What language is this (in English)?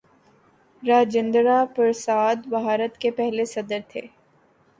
Urdu